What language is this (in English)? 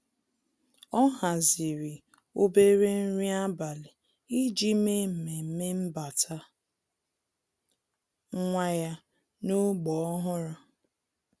Igbo